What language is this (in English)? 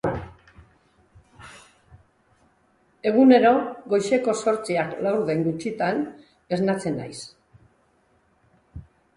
Basque